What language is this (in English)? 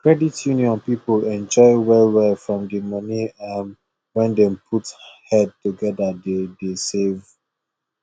Nigerian Pidgin